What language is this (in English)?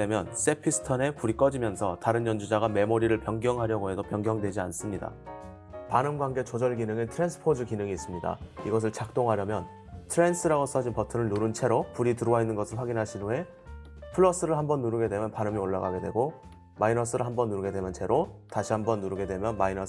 Korean